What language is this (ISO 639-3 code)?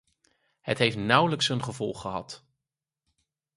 nld